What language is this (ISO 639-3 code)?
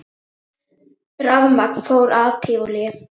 isl